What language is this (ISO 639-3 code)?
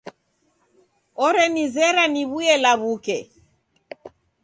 dav